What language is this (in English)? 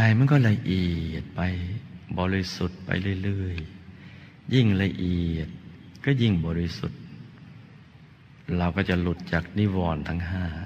Thai